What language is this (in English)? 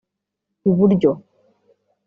Kinyarwanda